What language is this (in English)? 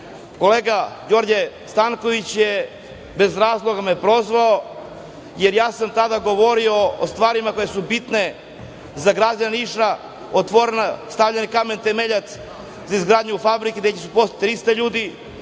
Serbian